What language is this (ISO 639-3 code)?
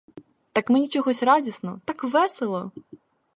ukr